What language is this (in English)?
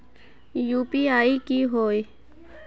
Magahi